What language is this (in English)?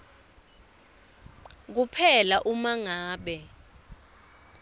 Swati